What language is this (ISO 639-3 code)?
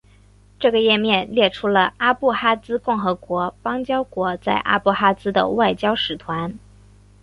zho